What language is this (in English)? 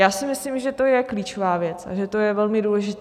Czech